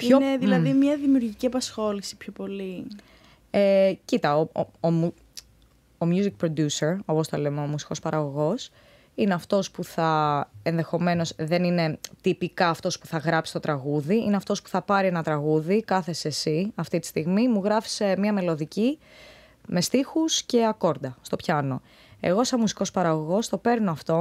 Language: Greek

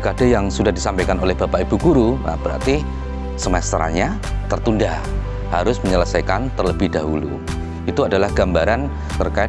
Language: Indonesian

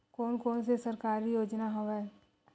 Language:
Chhattisgarhi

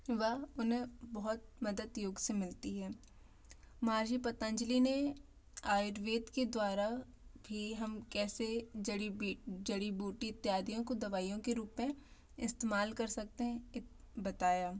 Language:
Hindi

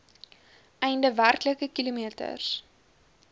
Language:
Afrikaans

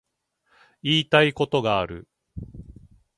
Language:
Japanese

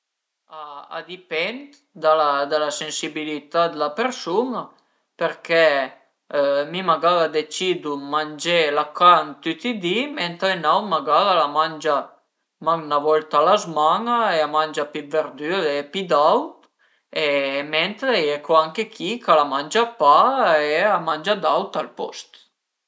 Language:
Piedmontese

